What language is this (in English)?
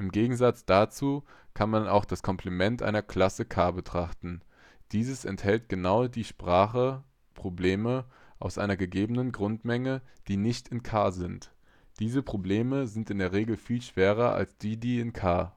German